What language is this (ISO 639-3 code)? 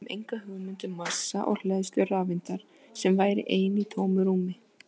isl